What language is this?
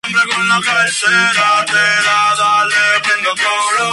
Spanish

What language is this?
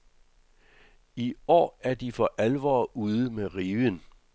Danish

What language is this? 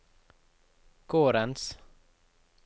Norwegian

